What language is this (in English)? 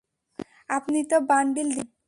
Bangla